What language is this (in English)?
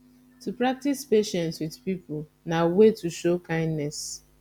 Nigerian Pidgin